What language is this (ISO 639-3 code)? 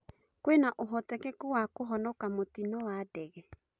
kik